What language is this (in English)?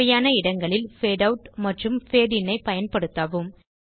Tamil